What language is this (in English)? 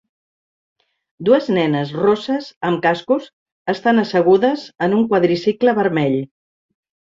Catalan